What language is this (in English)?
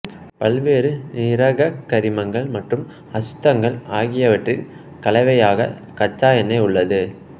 Tamil